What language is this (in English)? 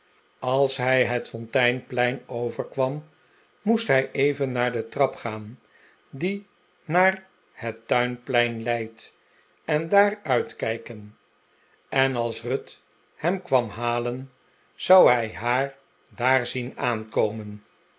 Dutch